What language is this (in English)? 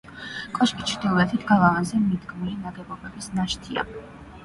Georgian